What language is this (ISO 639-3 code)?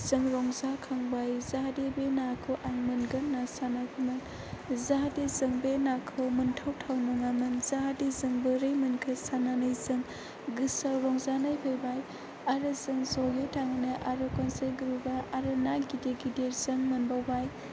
brx